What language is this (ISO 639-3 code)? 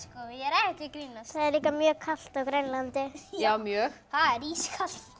isl